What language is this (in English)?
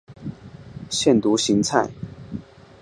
Chinese